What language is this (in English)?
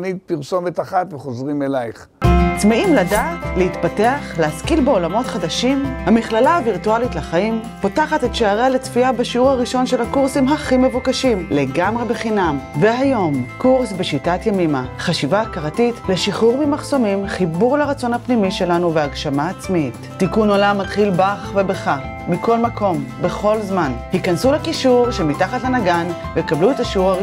Hebrew